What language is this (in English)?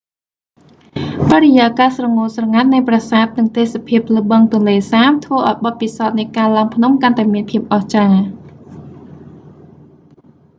Khmer